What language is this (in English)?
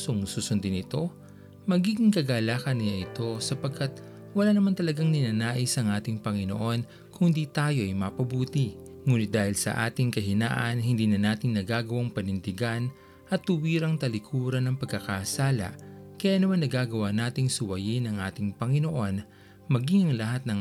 Filipino